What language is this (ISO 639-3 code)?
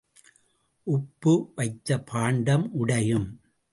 tam